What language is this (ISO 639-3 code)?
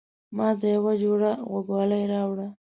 pus